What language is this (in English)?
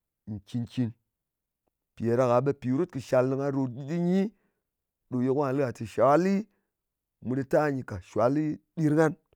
Ngas